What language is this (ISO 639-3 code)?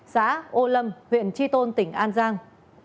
vie